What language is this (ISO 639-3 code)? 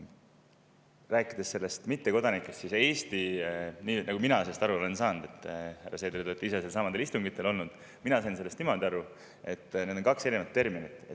est